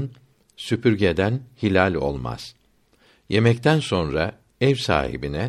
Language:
Turkish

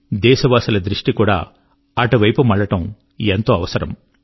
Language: Telugu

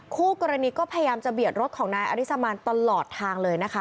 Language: Thai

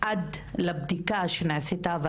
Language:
Hebrew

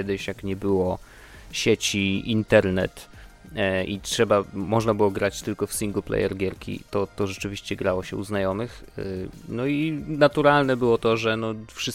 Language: Polish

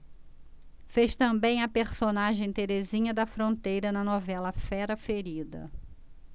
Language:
Portuguese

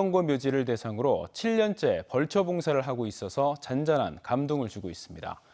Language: Korean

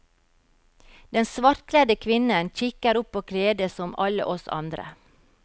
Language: Norwegian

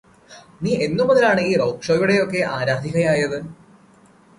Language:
Malayalam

